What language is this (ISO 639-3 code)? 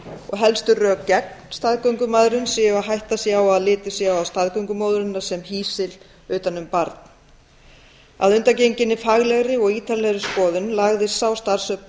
isl